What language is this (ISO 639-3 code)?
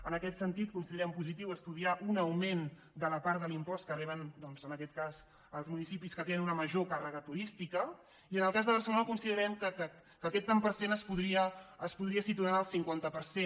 cat